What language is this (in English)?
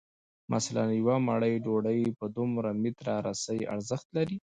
Pashto